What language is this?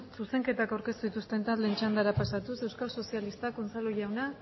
Basque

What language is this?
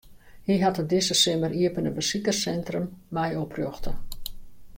Western Frisian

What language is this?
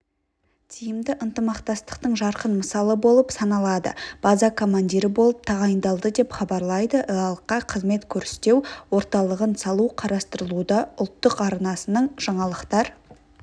Kazakh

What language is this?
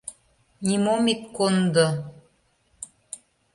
Mari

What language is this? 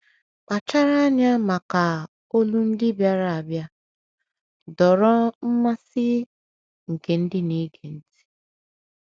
Igbo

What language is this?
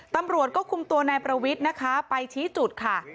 Thai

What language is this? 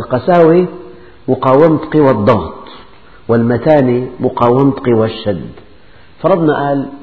Arabic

